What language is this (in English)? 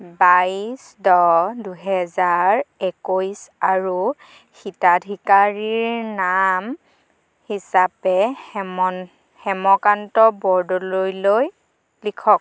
Assamese